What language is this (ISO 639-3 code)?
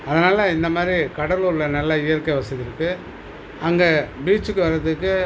tam